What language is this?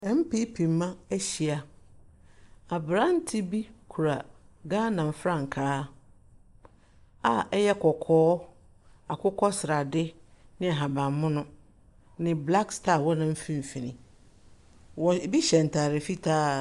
Akan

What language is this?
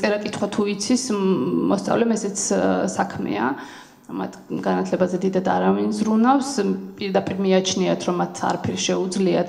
Romanian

